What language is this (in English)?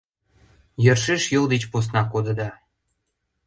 Mari